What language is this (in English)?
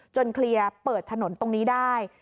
Thai